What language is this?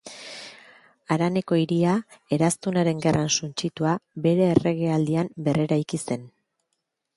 Basque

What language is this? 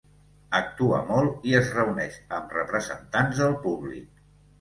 Catalan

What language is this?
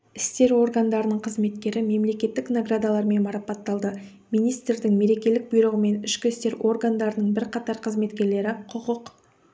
Kazakh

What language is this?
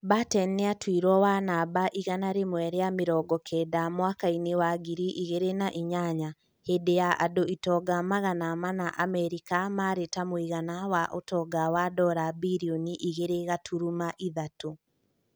Kikuyu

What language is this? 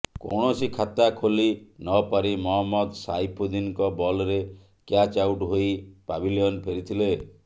Odia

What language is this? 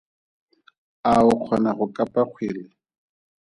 Tswana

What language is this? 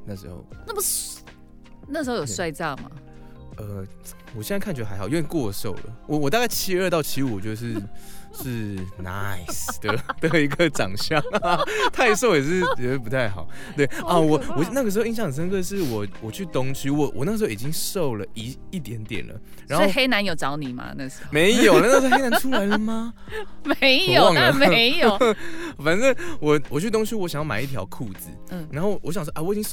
Chinese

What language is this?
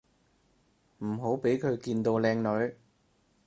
Cantonese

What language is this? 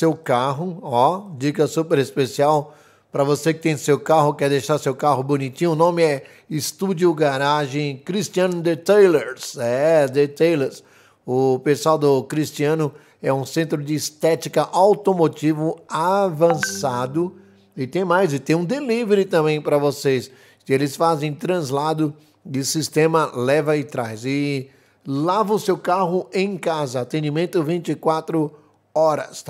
Portuguese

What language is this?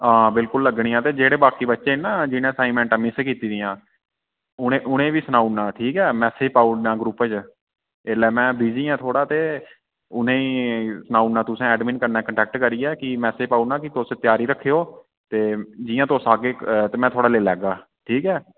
Dogri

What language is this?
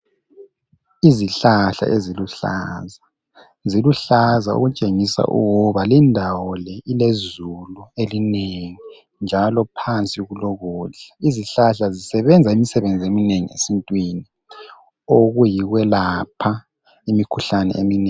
North Ndebele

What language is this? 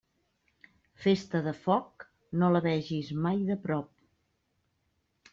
Catalan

